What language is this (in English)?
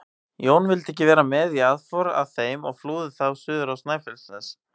Icelandic